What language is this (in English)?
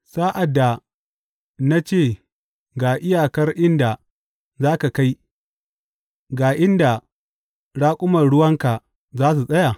Hausa